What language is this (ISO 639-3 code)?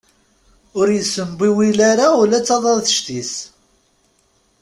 kab